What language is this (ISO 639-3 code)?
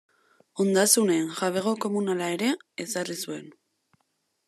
eus